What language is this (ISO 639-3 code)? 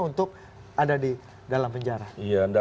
ind